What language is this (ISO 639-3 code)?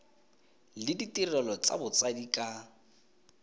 tsn